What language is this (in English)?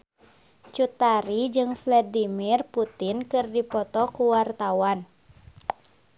Sundanese